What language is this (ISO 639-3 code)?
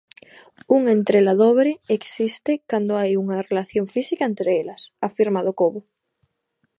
glg